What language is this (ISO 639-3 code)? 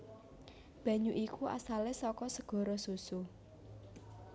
jav